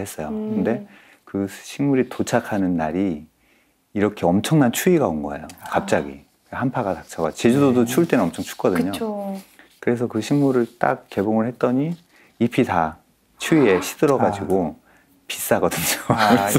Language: Korean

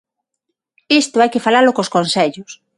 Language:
Galician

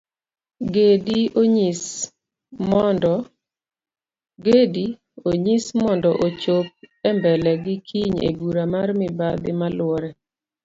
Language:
Luo (Kenya and Tanzania)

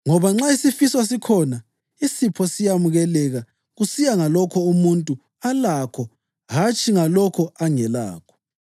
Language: North Ndebele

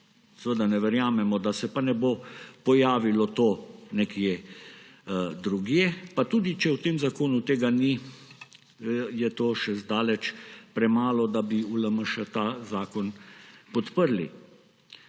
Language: Slovenian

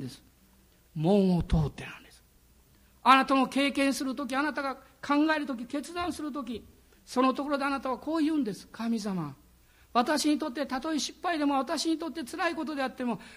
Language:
Japanese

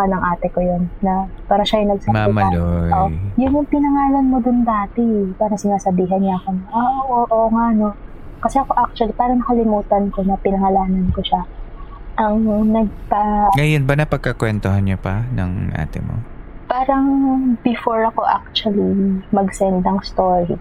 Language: Filipino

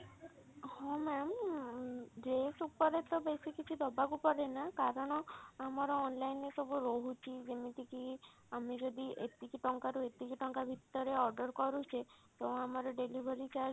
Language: Odia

